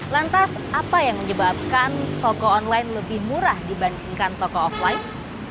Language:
Indonesian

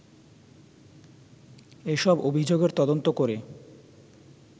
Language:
Bangla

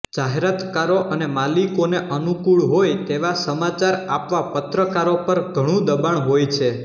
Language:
Gujarati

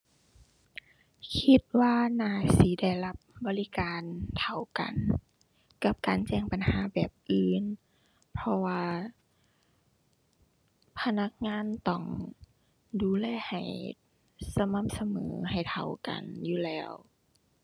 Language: Thai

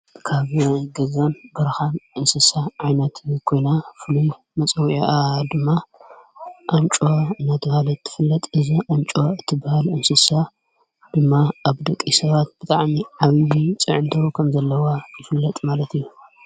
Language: Tigrinya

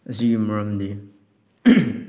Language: Manipuri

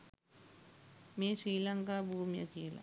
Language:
Sinhala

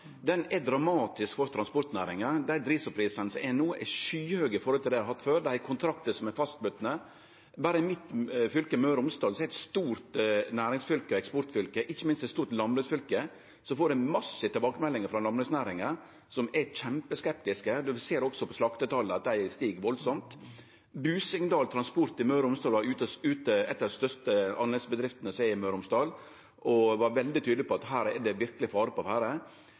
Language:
Norwegian Nynorsk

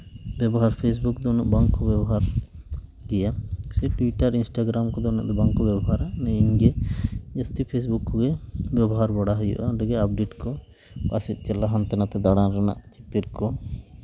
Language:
Santali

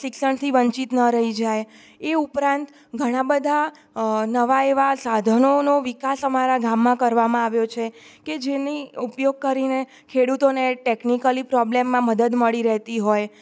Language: Gujarati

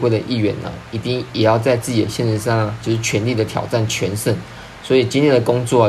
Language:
Chinese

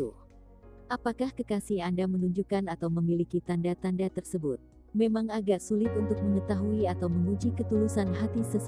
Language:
Indonesian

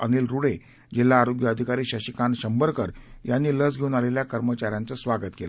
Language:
Marathi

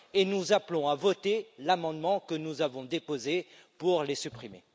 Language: French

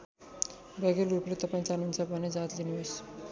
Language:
Nepali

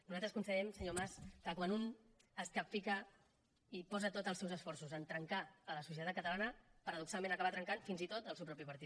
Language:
Catalan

